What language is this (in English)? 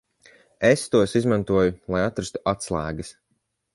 Latvian